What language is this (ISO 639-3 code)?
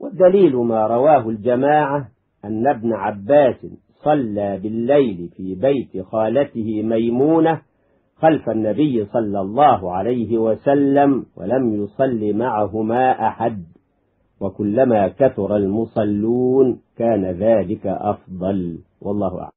ara